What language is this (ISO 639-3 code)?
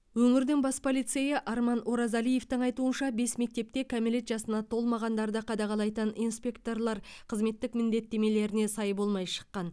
kaz